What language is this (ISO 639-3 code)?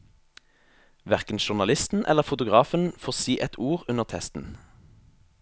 nor